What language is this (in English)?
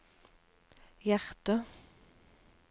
Norwegian